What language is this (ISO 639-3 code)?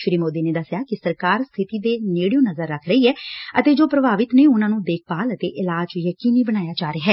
pan